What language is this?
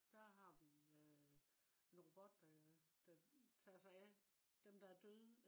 Danish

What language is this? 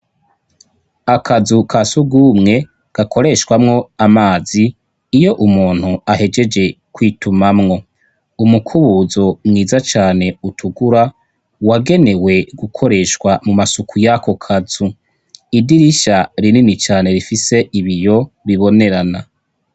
Rundi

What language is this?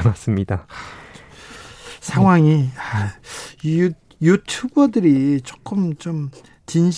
Korean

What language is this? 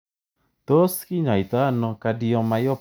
Kalenjin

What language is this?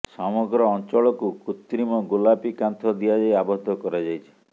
Odia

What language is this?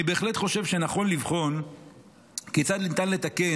Hebrew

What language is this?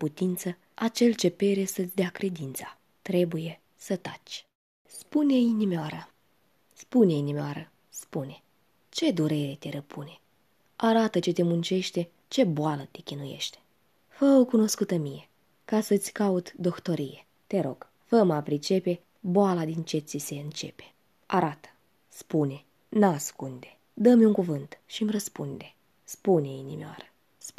Romanian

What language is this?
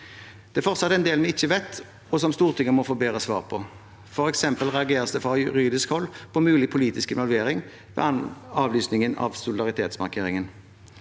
Norwegian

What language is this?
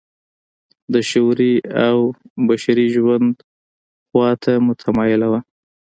Pashto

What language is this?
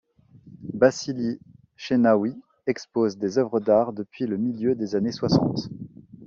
French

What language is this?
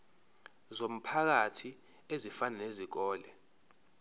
Zulu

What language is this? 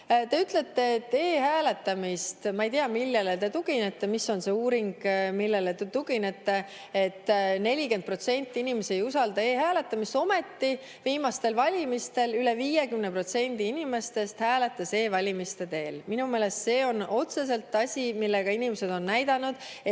Estonian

